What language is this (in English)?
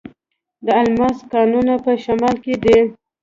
Pashto